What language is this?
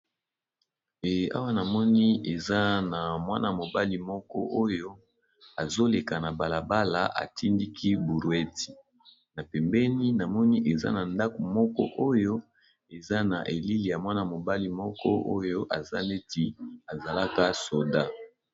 Lingala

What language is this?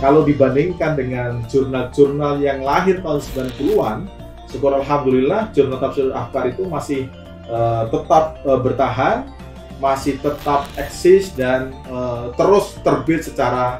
Indonesian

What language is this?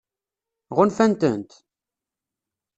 Kabyle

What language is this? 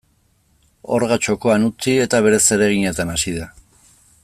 Basque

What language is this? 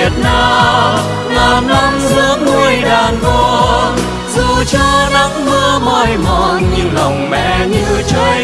Vietnamese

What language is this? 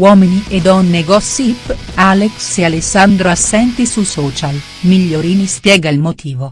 Italian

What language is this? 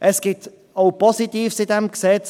Swiss German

